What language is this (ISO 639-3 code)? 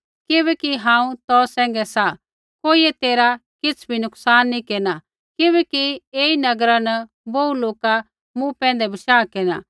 kfx